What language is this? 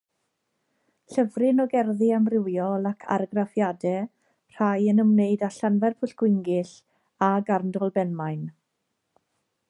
Welsh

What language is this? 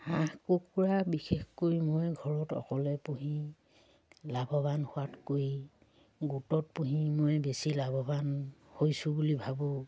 Assamese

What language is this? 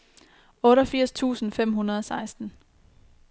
Danish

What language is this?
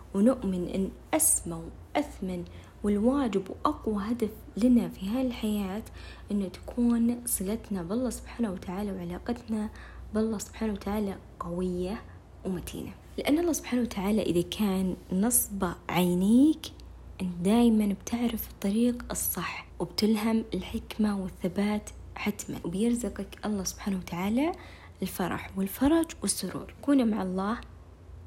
Arabic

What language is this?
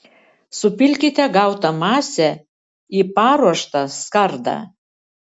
Lithuanian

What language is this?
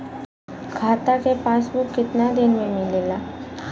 Bhojpuri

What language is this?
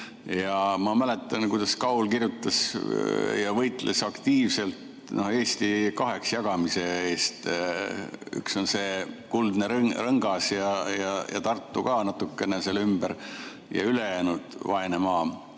Estonian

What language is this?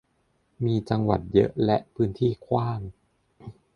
Thai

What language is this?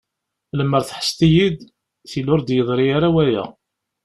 Kabyle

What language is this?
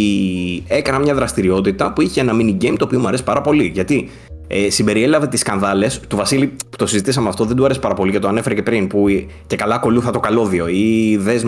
Greek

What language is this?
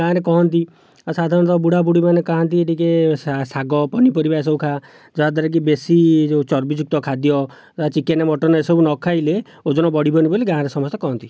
Odia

